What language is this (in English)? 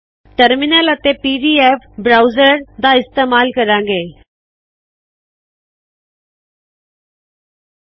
Punjabi